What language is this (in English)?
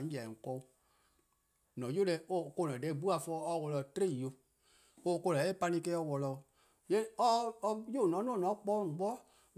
Eastern Krahn